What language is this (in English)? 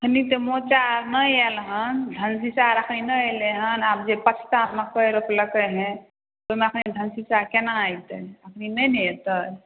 Maithili